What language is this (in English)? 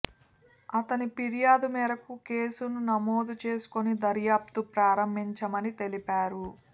Telugu